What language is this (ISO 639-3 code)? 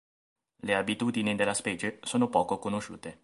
ita